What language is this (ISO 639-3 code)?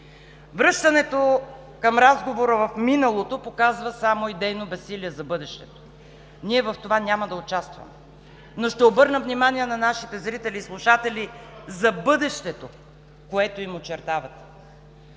bul